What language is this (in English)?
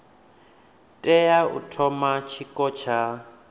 Venda